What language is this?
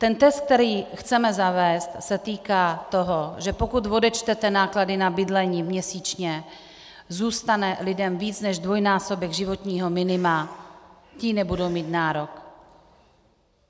Czech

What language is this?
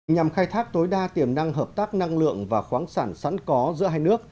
Vietnamese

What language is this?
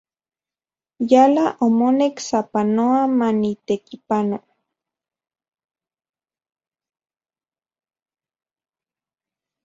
Central Puebla Nahuatl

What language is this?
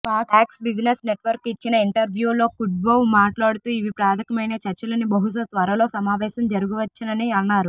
Telugu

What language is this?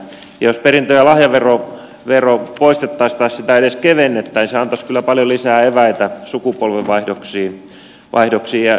Finnish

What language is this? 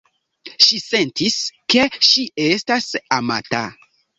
Esperanto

